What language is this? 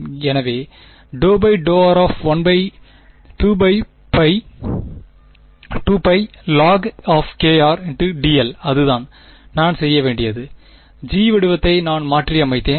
Tamil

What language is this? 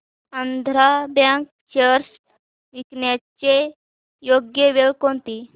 Marathi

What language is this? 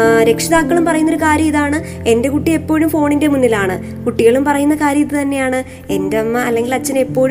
Malayalam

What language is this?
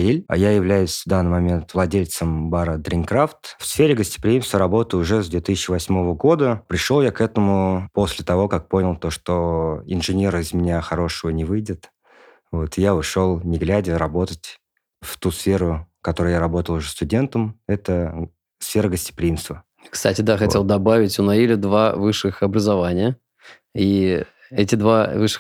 Russian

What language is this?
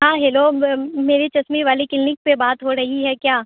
Urdu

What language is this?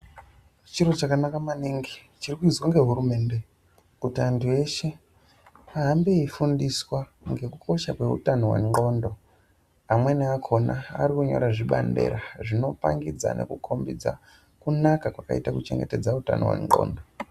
Ndau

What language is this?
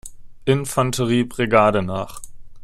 German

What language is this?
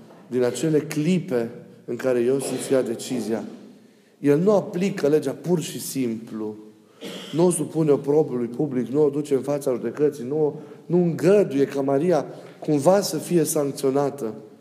Romanian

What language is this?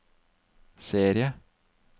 Norwegian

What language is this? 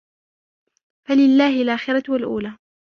Arabic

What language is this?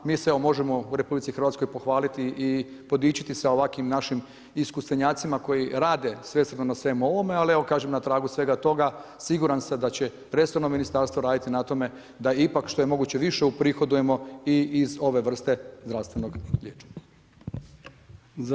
Croatian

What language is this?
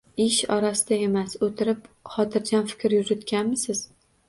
Uzbek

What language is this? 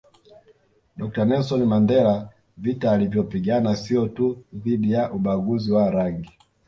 Swahili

